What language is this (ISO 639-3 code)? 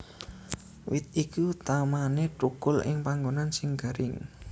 jav